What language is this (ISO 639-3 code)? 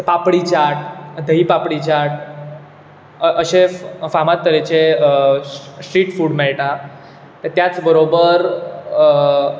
kok